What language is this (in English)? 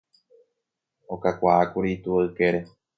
Guarani